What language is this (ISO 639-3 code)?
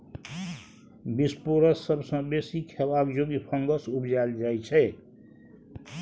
mai